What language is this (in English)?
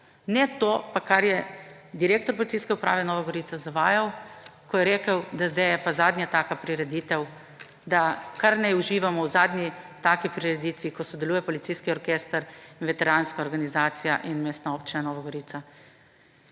Slovenian